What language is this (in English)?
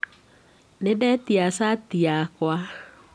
Kikuyu